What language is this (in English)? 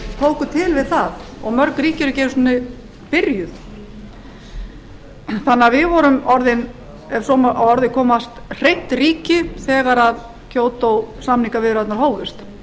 Icelandic